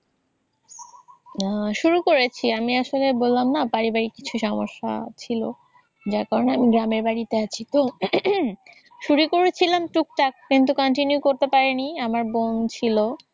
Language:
Bangla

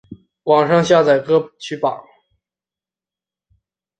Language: Chinese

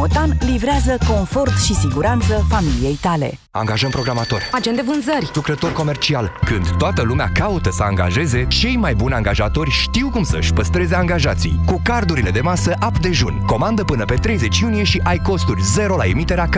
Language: Romanian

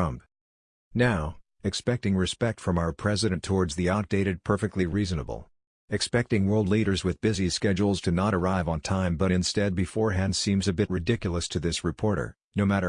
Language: English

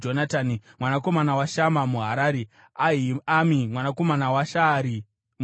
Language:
Shona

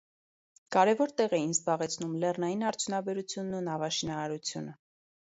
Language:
Armenian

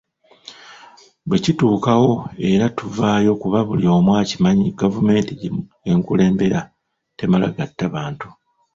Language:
Ganda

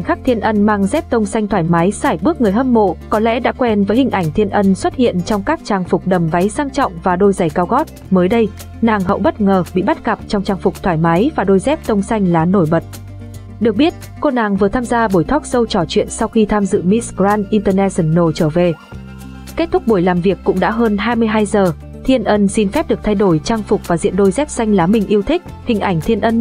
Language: Vietnamese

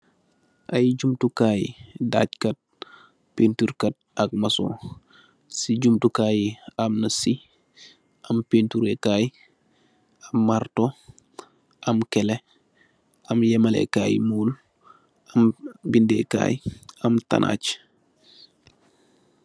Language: Wolof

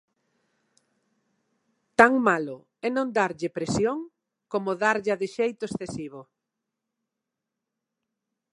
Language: Galician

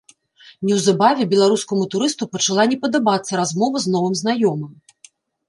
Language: Belarusian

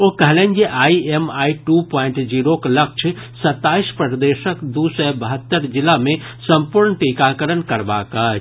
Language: Maithili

